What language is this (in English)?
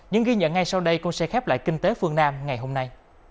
Vietnamese